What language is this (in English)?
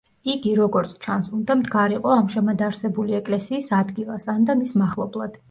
Georgian